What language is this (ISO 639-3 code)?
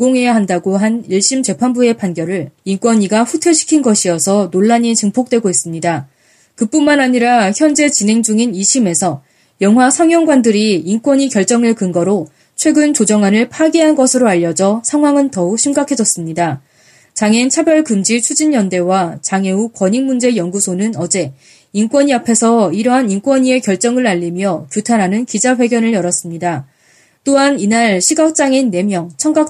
kor